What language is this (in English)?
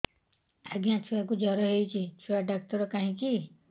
Odia